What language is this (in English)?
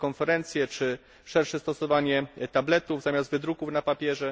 Polish